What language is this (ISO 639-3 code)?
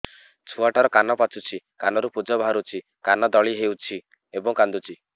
ori